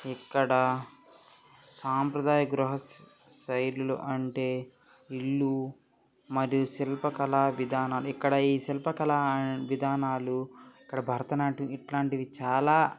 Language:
Telugu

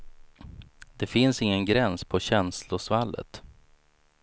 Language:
Swedish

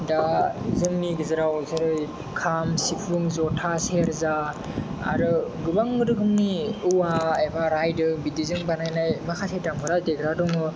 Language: Bodo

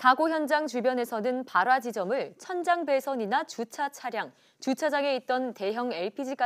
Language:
Korean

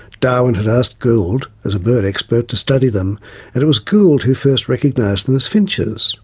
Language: English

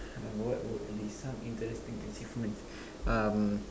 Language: English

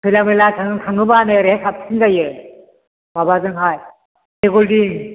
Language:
Bodo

